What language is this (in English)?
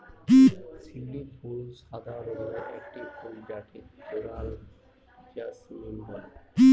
Bangla